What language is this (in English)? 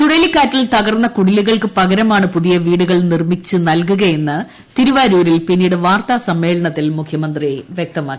Malayalam